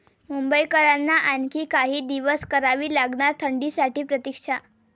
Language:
Marathi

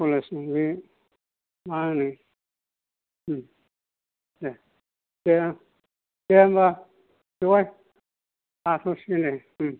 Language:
Bodo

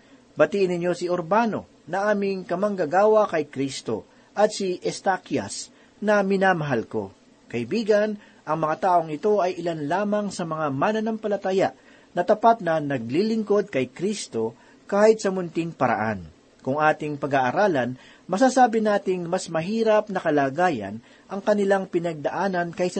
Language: Filipino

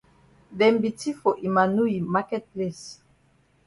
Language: Cameroon Pidgin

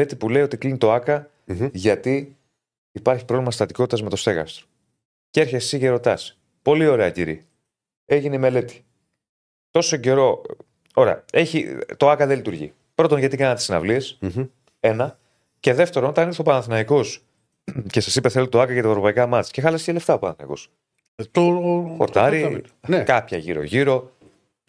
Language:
Greek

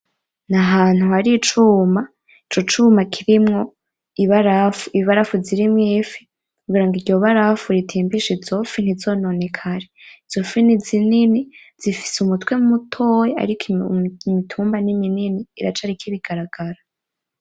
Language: Rundi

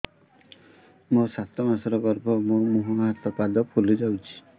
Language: Odia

